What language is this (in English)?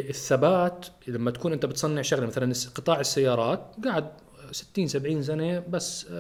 Arabic